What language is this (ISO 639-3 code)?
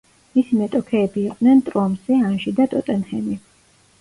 kat